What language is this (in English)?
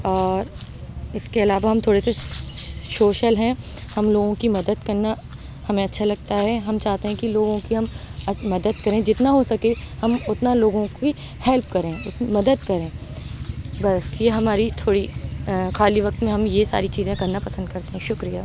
Urdu